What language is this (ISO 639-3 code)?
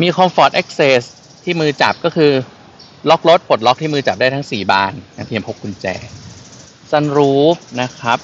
tha